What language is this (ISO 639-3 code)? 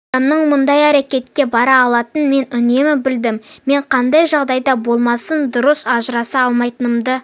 kaz